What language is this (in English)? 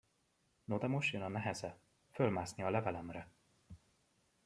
Hungarian